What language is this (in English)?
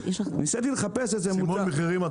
Hebrew